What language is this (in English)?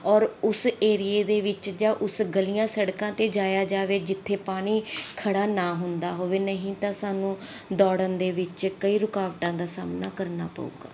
Punjabi